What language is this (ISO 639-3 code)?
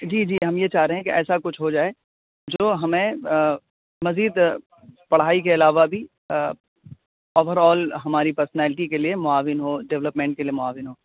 urd